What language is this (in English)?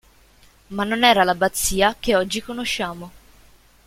Italian